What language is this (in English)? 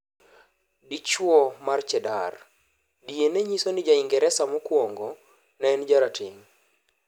Luo (Kenya and Tanzania)